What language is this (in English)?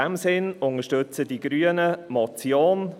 Swiss German